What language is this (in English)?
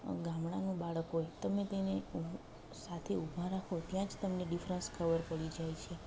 Gujarati